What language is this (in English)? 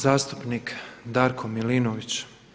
Croatian